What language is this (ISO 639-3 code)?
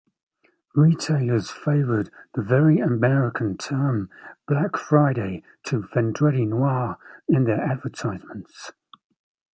eng